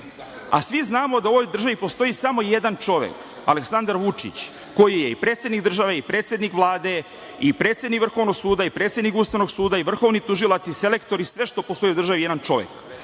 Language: Serbian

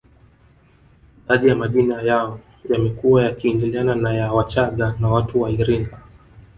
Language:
Swahili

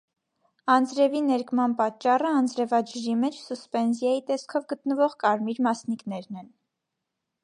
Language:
Armenian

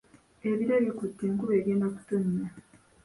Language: Ganda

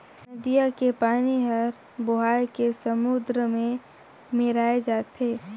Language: Chhattisgarhi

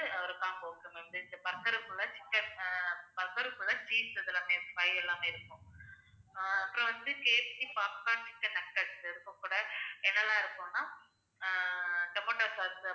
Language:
Tamil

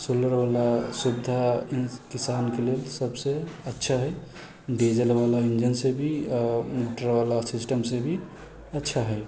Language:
Maithili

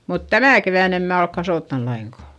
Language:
Finnish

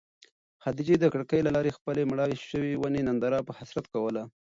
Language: Pashto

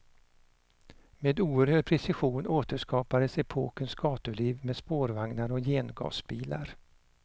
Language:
Swedish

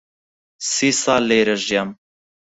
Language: Central Kurdish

